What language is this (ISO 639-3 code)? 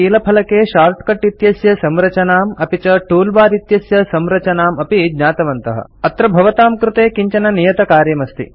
san